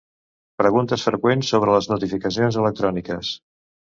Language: Catalan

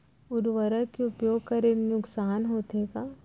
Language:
Chhattisgarhi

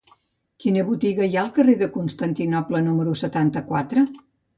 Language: Catalan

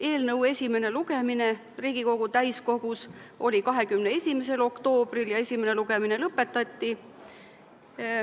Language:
Estonian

